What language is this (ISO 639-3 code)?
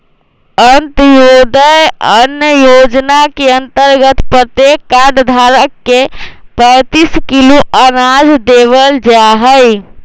mag